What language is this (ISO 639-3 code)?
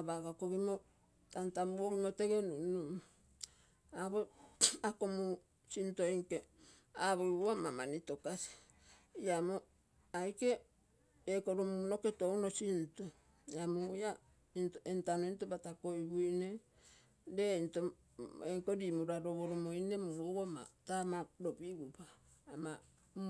buo